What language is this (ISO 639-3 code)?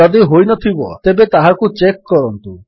ori